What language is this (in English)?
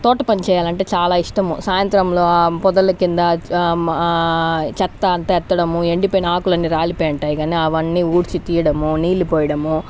Telugu